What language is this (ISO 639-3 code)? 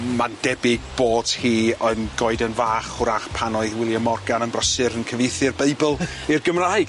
cym